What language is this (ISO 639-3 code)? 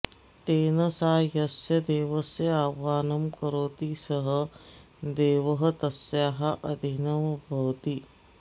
san